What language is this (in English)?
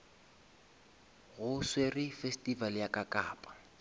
Northern Sotho